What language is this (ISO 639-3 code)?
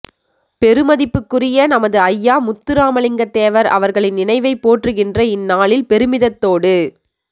tam